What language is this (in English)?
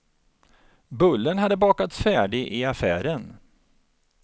Swedish